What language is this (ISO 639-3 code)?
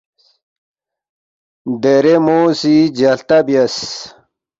bft